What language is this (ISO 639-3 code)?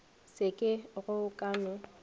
nso